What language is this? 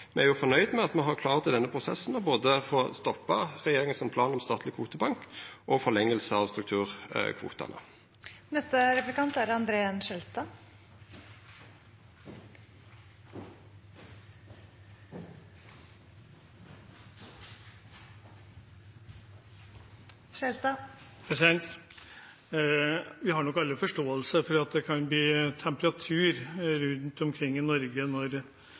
Norwegian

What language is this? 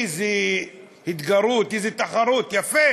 Hebrew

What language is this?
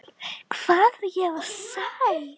Icelandic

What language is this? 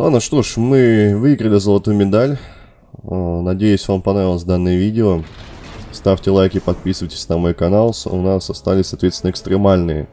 Russian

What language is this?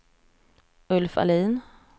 Swedish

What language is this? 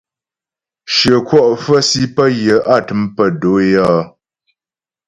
Ghomala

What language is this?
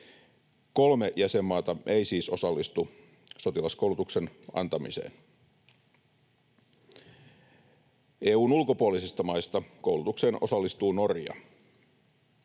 Finnish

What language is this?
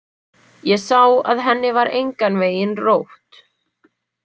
Icelandic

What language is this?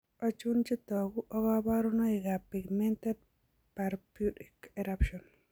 Kalenjin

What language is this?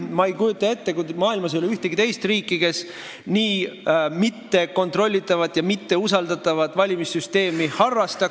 Estonian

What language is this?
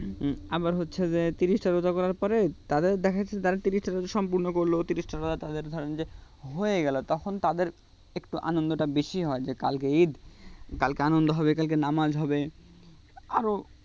Bangla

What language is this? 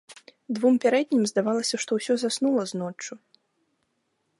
Belarusian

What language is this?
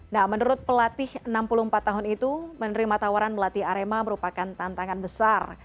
Indonesian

